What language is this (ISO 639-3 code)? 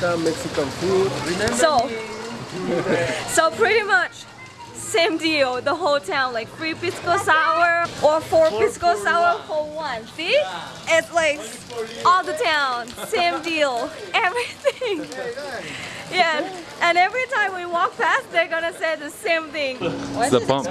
eng